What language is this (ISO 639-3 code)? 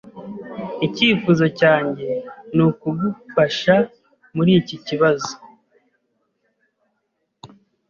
kin